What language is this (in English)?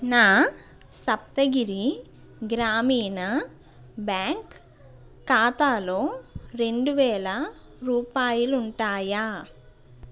Telugu